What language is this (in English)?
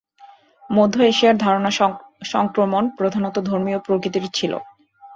Bangla